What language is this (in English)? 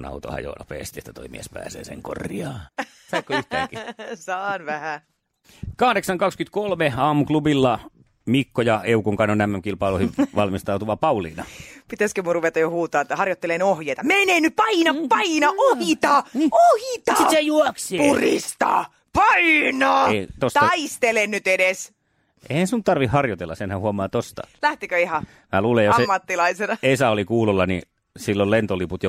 Finnish